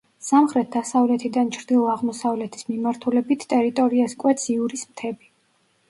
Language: Georgian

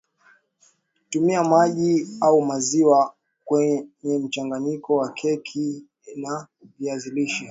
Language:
Swahili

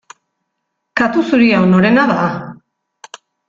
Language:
Basque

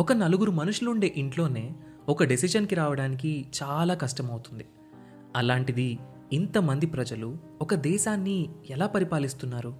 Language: Telugu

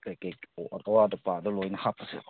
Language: Manipuri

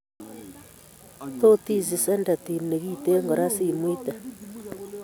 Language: Kalenjin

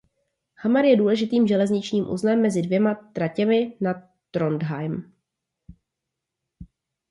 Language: Czech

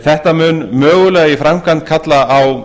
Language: Icelandic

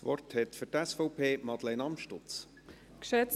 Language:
Swiss German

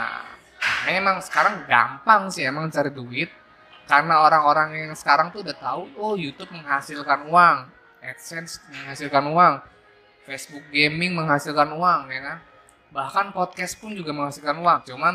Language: Indonesian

